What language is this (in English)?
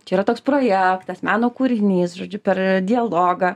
Lithuanian